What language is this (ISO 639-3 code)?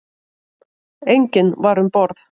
isl